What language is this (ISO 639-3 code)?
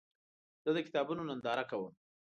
pus